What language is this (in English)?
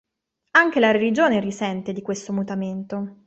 Italian